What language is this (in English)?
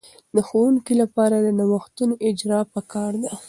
Pashto